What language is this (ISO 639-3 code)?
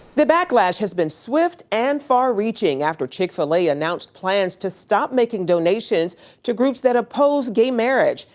eng